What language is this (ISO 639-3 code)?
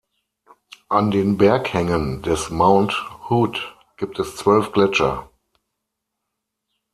deu